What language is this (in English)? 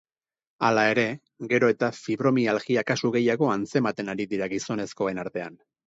Basque